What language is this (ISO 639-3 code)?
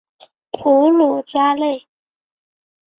zho